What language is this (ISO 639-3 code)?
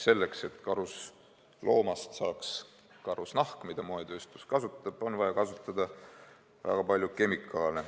est